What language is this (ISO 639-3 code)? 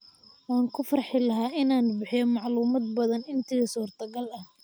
som